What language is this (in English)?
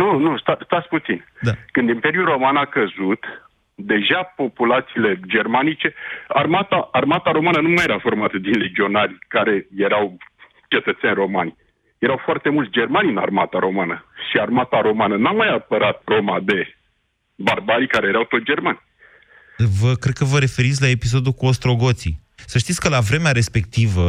Romanian